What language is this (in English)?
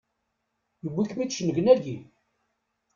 Kabyle